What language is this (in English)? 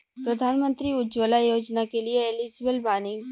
Bhojpuri